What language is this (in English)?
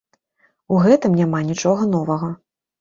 Belarusian